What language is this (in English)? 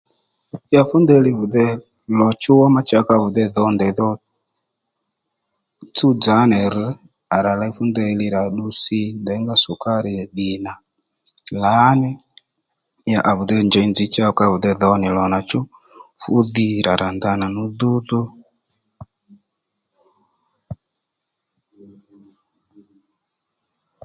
Lendu